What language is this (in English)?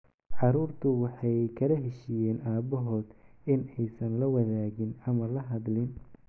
Somali